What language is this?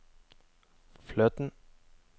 Norwegian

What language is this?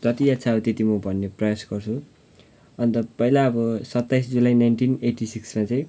Nepali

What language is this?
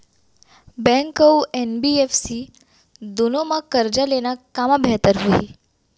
Chhattisgarhi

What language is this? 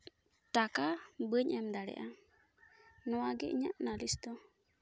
Santali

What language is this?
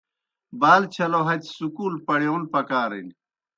Kohistani Shina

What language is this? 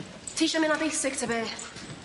Welsh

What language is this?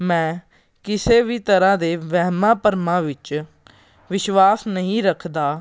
Punjabi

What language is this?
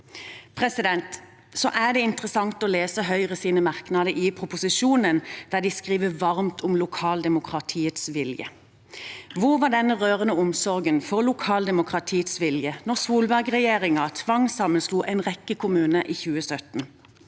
Norwegian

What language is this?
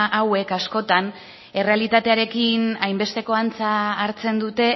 Basque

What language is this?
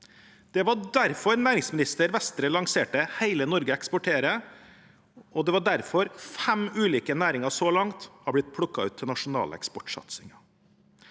Norwegian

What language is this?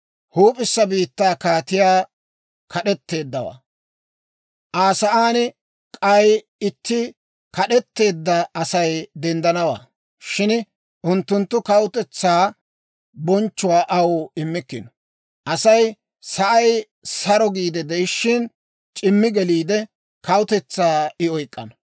Dawro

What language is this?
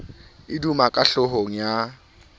Southern Sotho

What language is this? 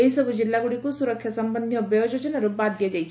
Odia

